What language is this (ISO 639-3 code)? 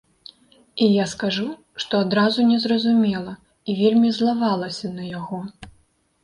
bel